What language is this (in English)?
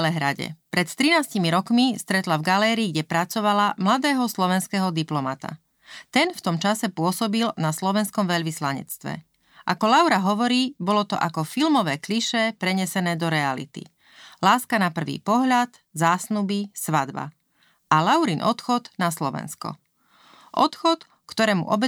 Slovak